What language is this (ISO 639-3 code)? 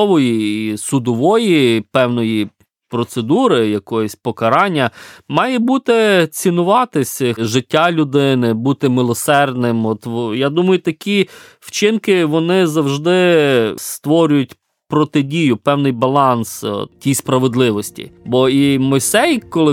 ukr